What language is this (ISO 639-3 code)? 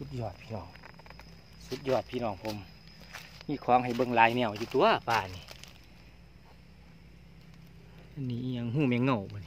tha